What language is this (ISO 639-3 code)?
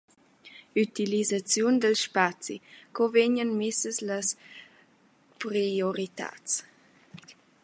roh